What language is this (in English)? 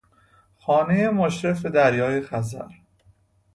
Persian